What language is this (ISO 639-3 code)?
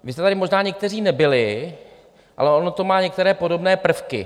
ces